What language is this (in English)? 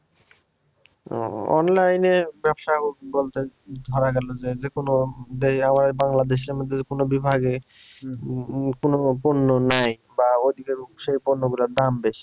Bangla